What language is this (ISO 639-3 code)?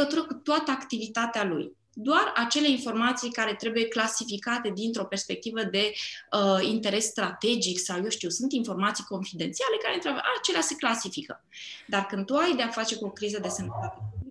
ron